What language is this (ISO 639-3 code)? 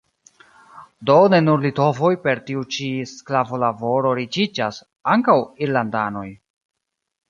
epo